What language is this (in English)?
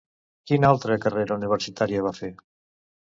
Catalan